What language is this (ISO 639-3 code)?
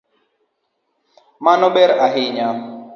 luo